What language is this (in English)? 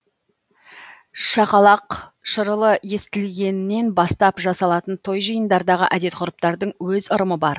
Kazakh